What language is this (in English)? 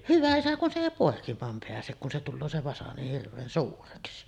Finnish